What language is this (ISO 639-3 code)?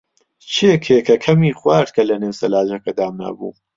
ckb